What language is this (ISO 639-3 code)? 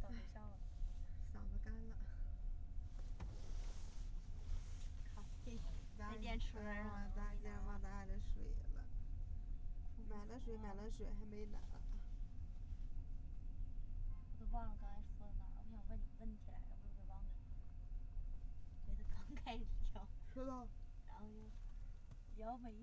zho